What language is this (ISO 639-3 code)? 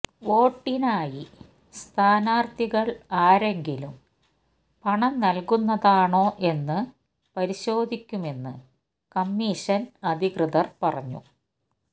mal